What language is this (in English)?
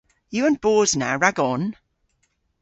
Cornish